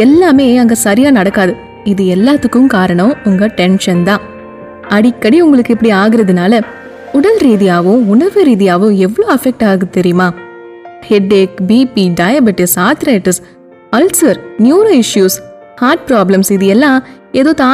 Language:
Tamil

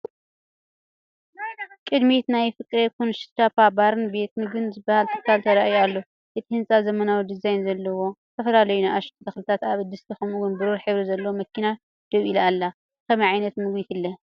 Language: Tigrinya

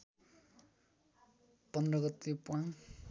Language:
Nepali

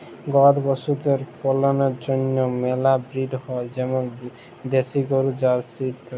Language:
Bangla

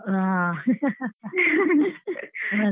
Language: Kannada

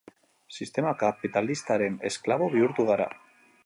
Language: Basque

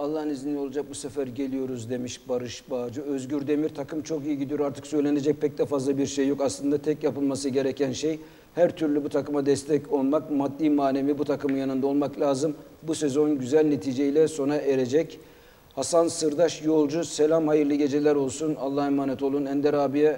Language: Turkish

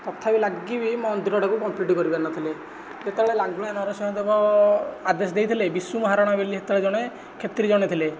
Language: Odia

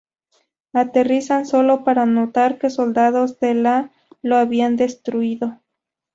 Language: Spanish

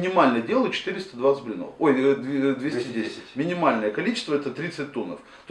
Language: Russian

